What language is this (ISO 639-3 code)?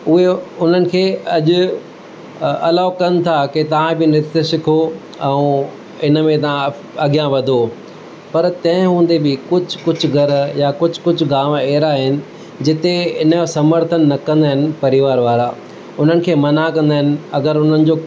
snd